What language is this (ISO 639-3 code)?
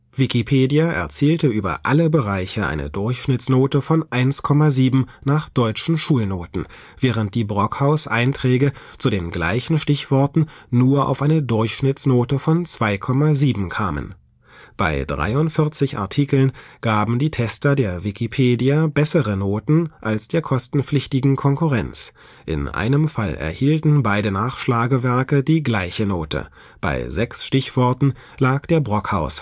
deu